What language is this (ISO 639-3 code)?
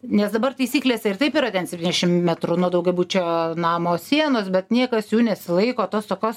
lit